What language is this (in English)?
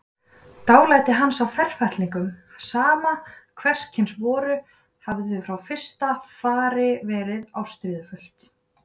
Icelandic